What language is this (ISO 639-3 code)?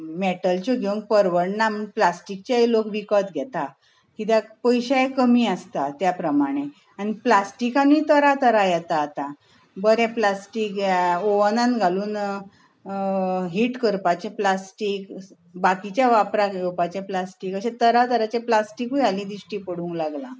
kok